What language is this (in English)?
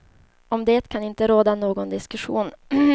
Swedish